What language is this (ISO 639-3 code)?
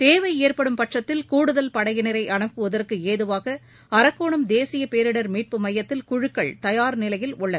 tam